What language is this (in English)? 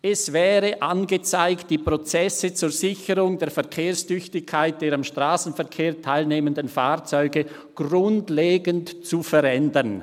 Swiss German